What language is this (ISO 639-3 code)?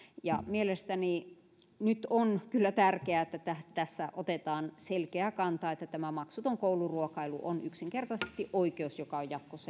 fin